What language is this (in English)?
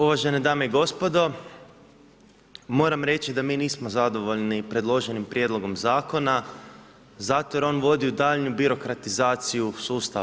Croatian